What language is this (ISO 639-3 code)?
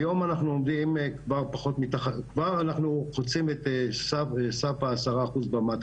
heb